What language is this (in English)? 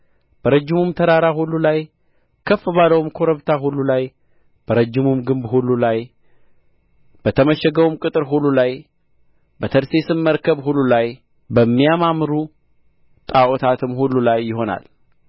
Amharic